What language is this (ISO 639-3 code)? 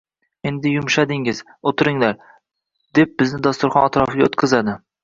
uzb